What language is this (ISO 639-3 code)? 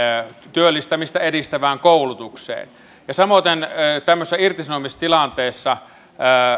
fin